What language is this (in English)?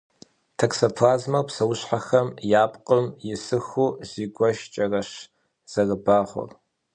Kabardian